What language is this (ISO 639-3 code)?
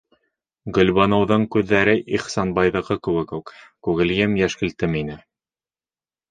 bak